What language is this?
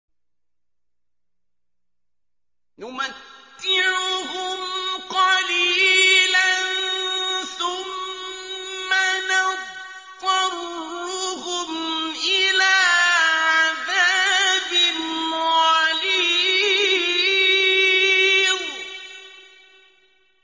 Arabic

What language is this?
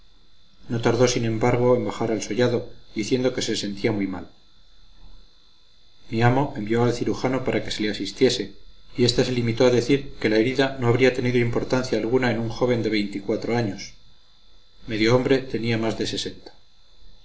Spanish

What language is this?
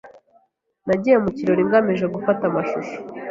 Kinyarwanda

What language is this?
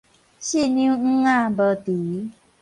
Min Nan Chinese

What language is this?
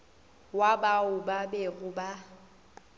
Northern Sotho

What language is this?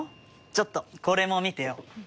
Japanese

